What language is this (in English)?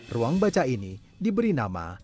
Indonesian